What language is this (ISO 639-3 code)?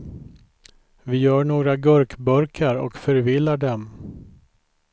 swe